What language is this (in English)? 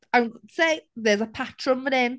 Welsh